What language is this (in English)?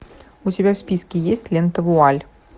Russian